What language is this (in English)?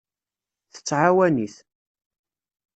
Kabyle